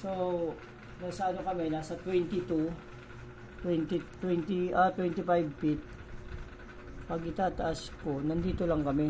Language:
Filipino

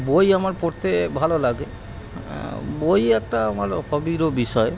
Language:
Bangla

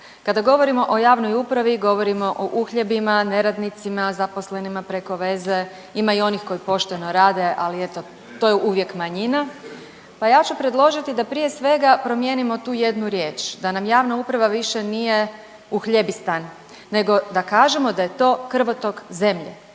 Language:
Croatian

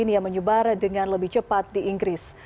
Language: Indonesian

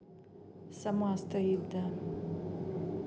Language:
Russian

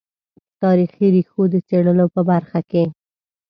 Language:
Pashto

